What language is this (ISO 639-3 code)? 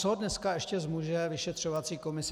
ces